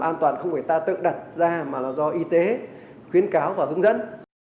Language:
Vietnamese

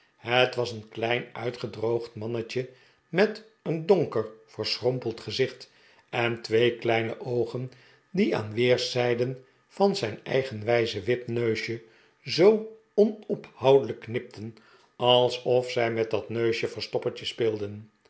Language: Dutch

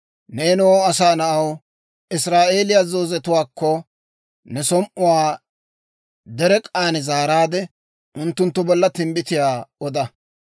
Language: Dawro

